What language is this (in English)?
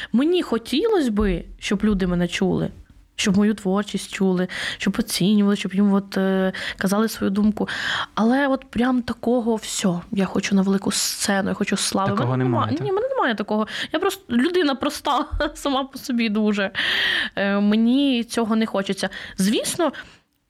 Ukrainian